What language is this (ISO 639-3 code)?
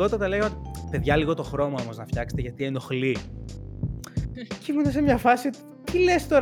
ell